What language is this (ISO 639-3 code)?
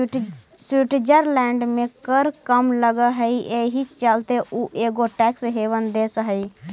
mag